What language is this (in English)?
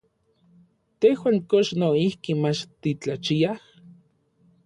Orizaba Nahuatl